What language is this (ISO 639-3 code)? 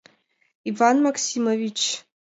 chm